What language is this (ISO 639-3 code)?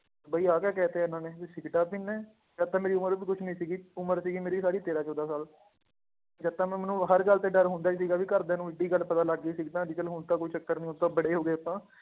pan